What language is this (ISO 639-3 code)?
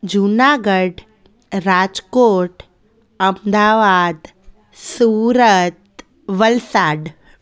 snd